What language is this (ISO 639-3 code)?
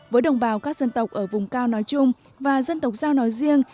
vie